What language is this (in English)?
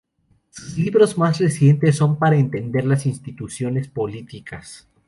Spanish